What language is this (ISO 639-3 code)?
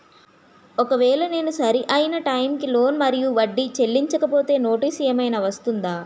tel